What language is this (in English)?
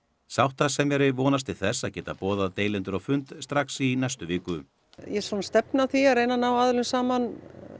Icelandic